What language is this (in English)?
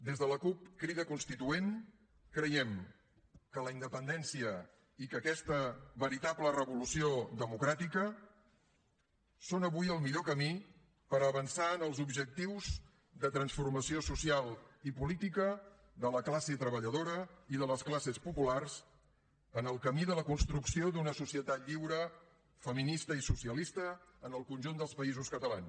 Catalan